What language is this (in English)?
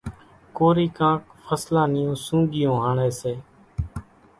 Kachi Koli